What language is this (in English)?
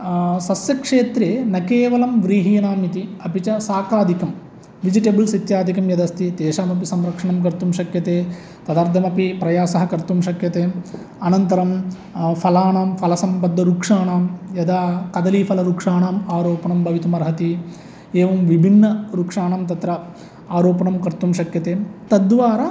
Sanskrit